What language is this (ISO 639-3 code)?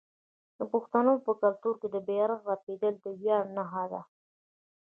pus